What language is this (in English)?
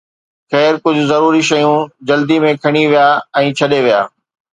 Sindhi